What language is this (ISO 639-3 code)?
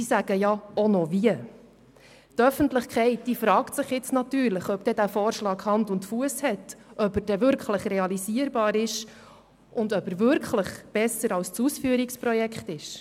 gsw